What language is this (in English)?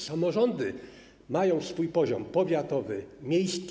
Polish